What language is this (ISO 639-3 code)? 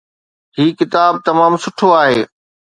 snd